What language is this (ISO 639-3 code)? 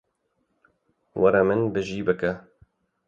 kur